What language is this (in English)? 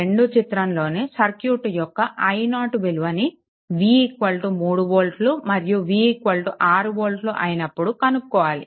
Telugu